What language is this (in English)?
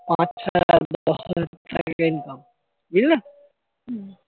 Bangla